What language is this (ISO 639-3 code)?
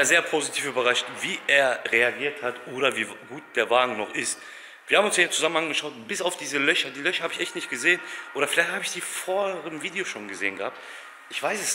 deu